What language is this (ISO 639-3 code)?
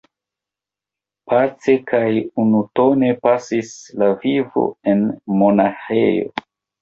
epo